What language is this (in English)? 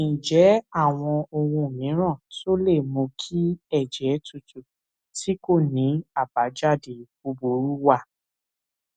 Yoruba